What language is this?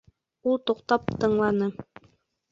Bashkir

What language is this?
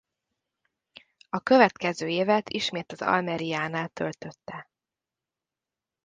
Hungarian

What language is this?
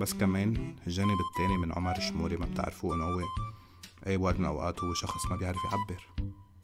Arabic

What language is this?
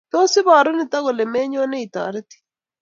Kalenjin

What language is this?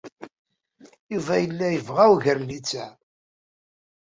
Kabyle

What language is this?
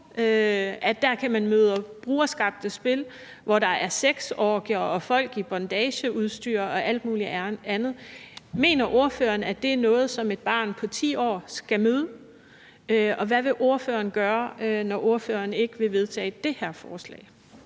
Danish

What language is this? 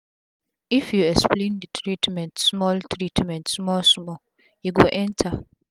Nigerian Pidgin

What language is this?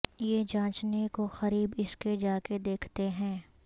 Urdu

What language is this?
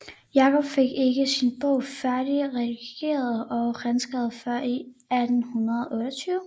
Danish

